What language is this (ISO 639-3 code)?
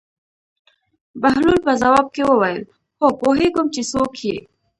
pus